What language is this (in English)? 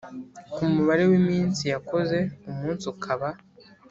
Kinyarwanda